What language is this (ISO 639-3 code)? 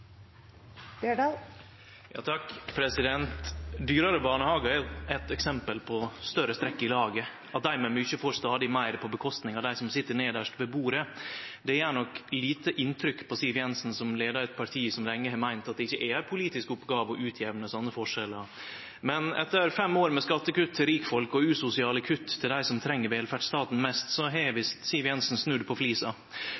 nno